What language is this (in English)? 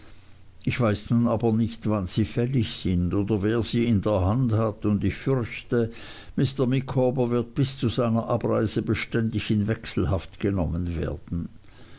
German